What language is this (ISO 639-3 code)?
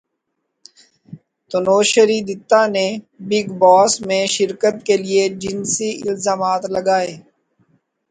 urd